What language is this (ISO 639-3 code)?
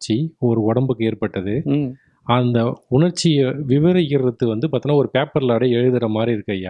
tam